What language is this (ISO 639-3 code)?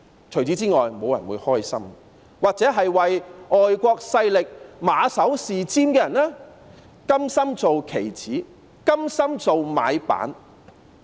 yue